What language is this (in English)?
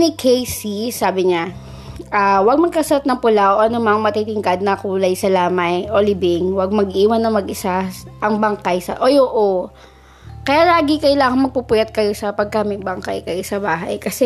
Filipino